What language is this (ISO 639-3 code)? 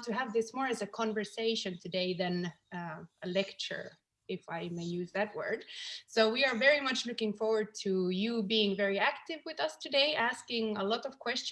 eng